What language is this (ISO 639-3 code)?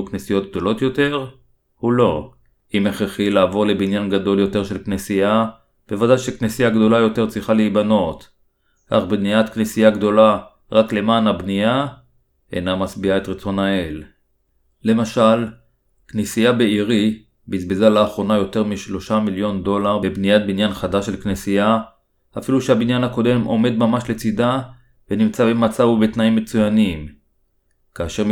heb